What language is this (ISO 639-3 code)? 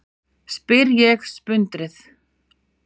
isl